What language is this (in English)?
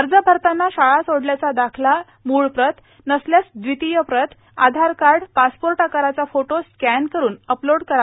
Marathi